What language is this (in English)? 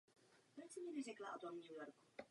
Czech